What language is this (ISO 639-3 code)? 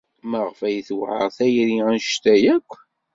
kab